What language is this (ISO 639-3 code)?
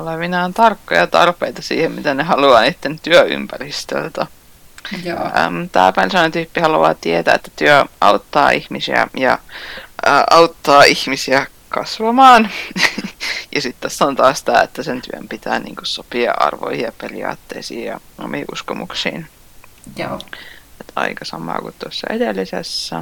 fin